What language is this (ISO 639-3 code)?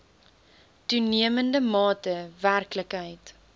afr